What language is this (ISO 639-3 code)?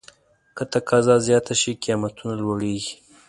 pus